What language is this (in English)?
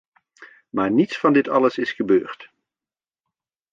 Dutch